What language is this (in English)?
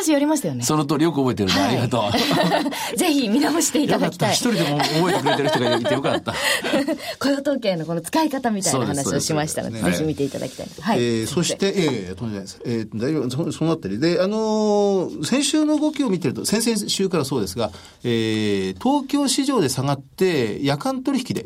Japanese